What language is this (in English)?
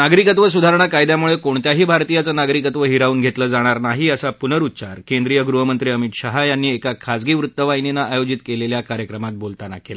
Marathi